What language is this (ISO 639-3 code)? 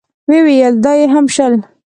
pus